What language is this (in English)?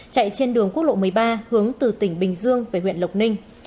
Vietnamese